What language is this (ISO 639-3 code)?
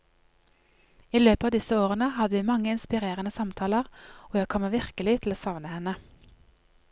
nor